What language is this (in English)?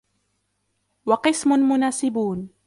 Arabic